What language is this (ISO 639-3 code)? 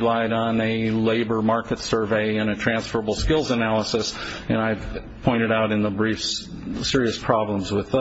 eng